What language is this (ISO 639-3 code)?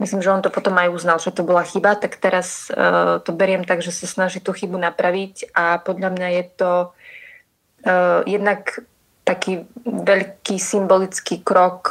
slk